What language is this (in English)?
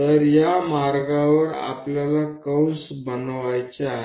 Marathi